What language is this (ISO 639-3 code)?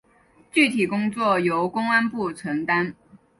zho